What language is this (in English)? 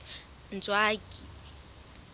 Southern Sotho